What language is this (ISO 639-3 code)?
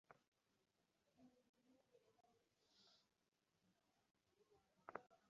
ben